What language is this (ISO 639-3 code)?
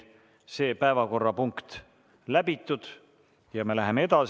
est